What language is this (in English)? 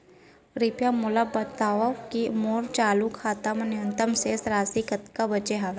Chhattisgarhi